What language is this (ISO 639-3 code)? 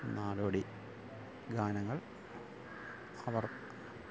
mal